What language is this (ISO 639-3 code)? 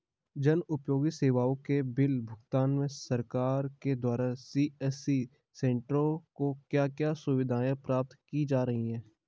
hin